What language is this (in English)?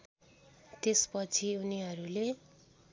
Nepali